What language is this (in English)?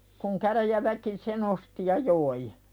Finnish